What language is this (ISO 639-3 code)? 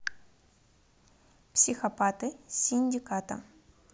rus